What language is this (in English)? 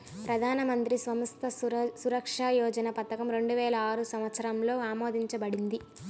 Telugu